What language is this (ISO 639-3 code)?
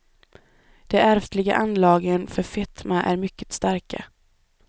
swe